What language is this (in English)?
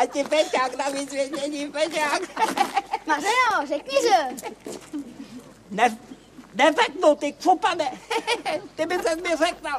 Czech